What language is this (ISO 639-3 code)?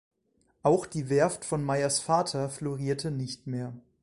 deu